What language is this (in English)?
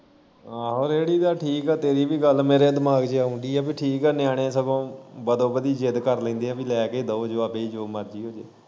Punjabi